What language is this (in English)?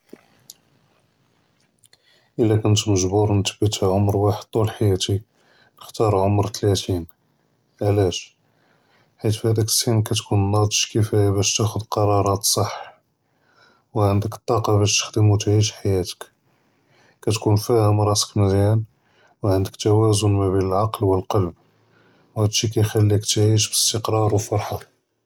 Judeo-Arabic